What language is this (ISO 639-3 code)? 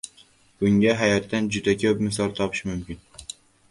uzb